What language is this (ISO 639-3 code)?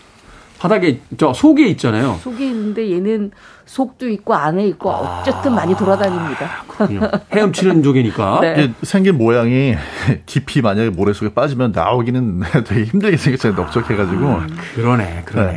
kor